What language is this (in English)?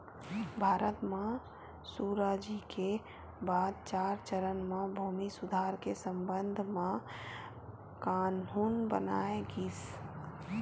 Chhattisgarhi